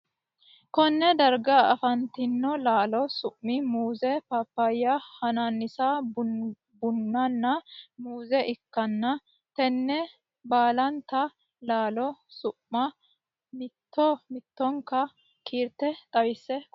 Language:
Sidamo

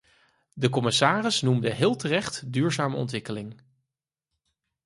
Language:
Dutch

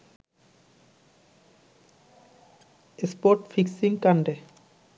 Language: Bangla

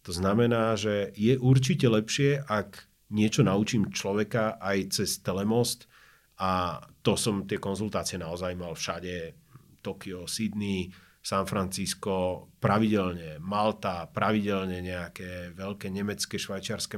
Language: Slovak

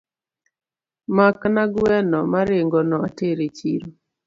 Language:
Luo (Kenya and Tanzania)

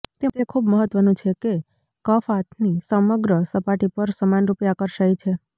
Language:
Gujarati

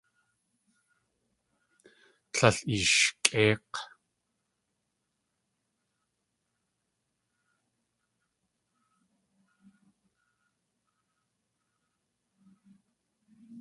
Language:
Tlingit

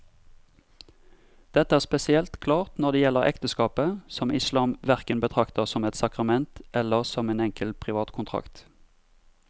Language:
Norwegian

